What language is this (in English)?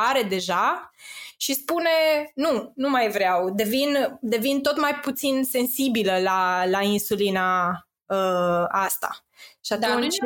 Romanian